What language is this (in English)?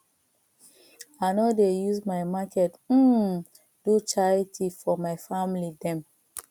Nigerian Pidgin